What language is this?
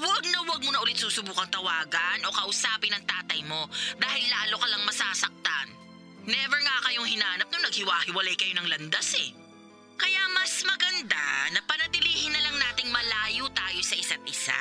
Filipino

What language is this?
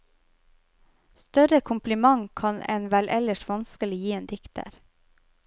Norwegian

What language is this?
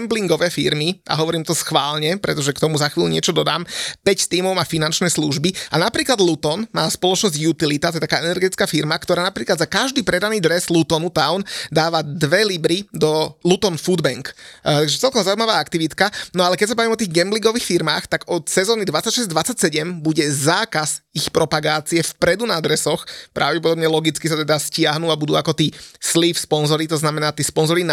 Slovak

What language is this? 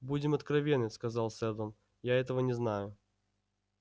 Russian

